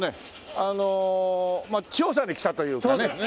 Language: Japanese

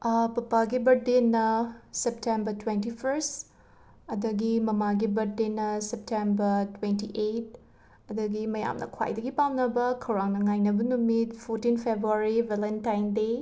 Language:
Manipuri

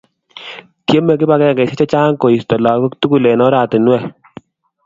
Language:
Kalenjin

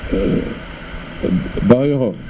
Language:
Wolof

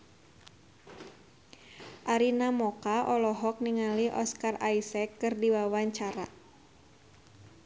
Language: Sundanese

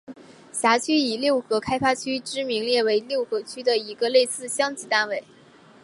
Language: Chinese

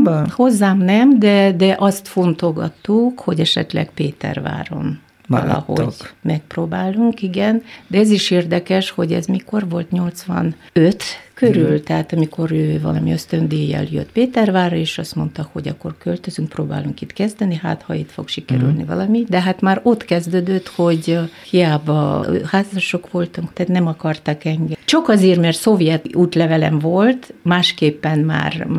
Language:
Hungarian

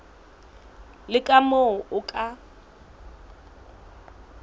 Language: Southern Sotho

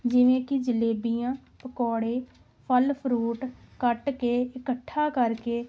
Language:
Punjabi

